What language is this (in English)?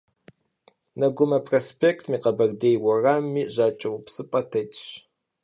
Kabardian